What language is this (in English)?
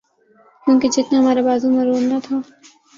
Urdu